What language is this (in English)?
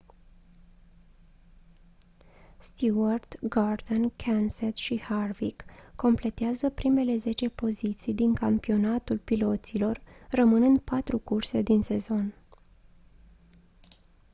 Romanian